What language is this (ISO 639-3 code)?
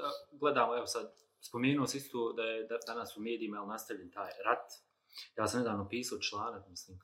hrv